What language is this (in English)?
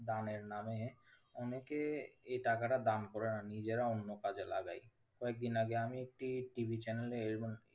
Bangla